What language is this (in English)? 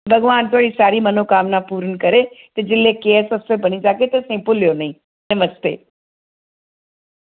Dogri